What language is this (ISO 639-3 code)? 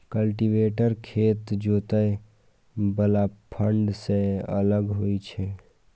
mai